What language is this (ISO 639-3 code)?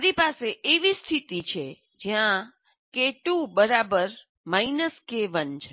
guj